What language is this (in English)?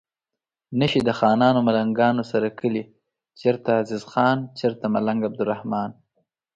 Pashto